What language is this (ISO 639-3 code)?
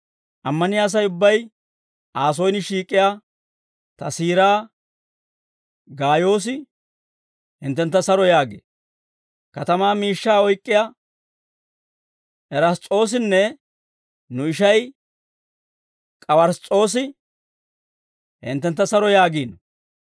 dwr